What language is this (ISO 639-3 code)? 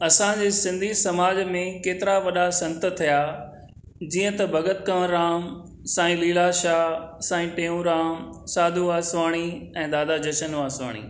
snd